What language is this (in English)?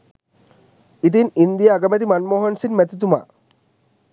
Sinhala